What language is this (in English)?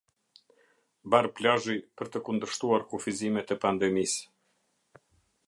Albanian